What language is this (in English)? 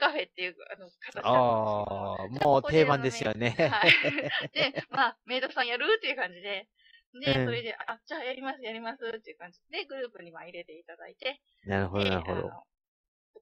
Japanese